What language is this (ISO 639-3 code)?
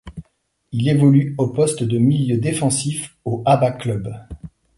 fra